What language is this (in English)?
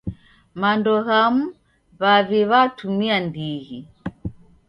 Taita